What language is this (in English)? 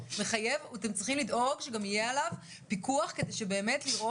Hebrew